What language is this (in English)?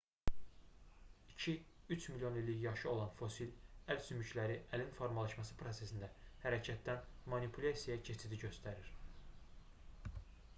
Azerbaijani